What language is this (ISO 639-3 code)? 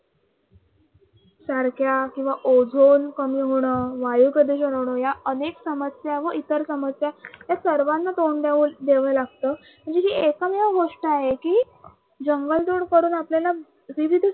mar